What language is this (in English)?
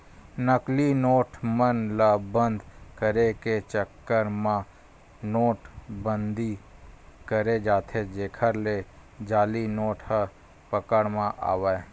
Chhattisgarhi